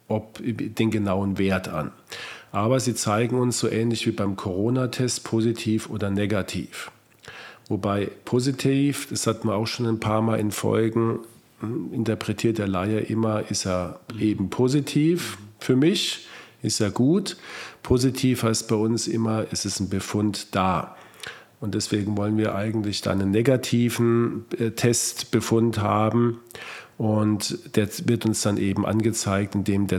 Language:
German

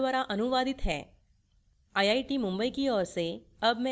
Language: Hindi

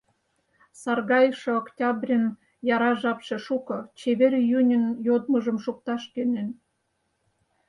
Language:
Mari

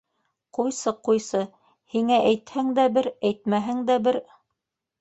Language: Bashkir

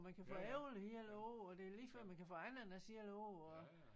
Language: Danish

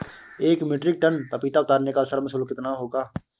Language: Hindi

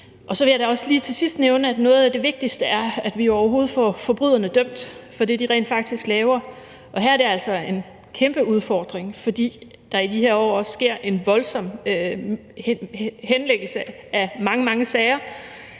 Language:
Danish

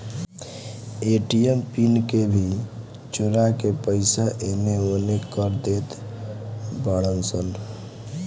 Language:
Bhojpuri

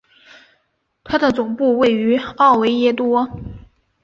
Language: Chinese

